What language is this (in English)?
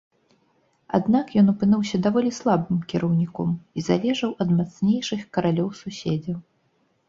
Belarusian